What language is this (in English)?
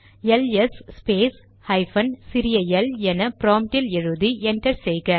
Tamil